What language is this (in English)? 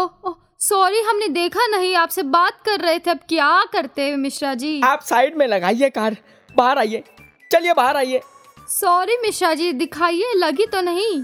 Hindi